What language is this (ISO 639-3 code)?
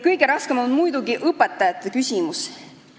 est